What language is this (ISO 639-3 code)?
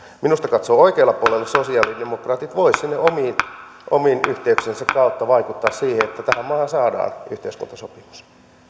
fin